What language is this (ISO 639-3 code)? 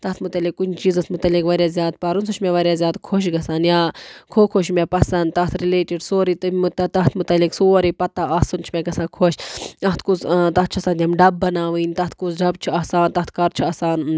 kas